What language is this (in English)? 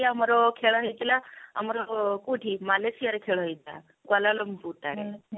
Odia